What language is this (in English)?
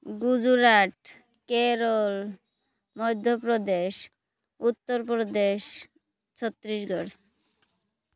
Odia